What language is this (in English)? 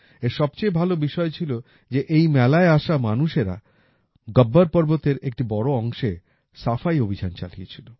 Bangla